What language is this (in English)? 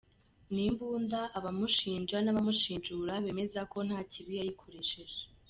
Kinyarwanda